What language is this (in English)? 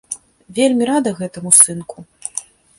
Belarusian